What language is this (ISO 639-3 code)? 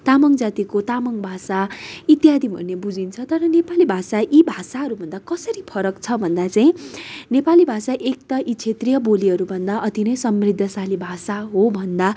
nep